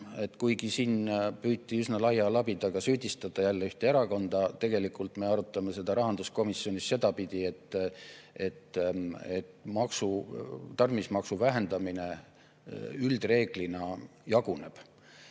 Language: Estonian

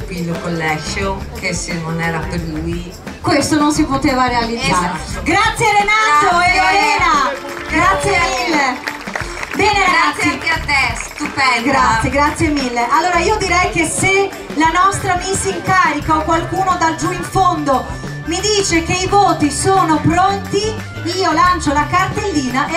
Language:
Italian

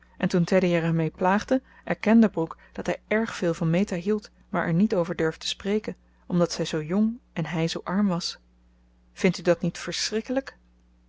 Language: Dutch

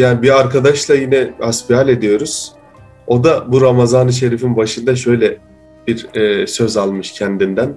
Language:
Turkish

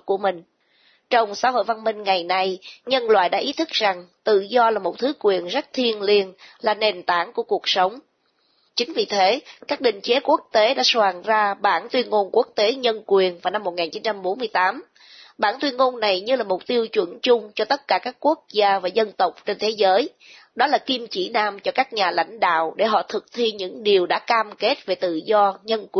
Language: Vietnamese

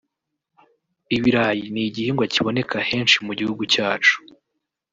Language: Kinyarwanda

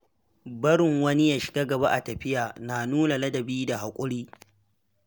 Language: Hausa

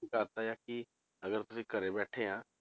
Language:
Punjabi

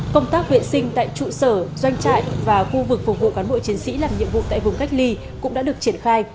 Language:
Vietnamese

